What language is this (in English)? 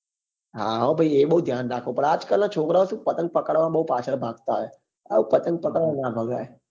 Gujarati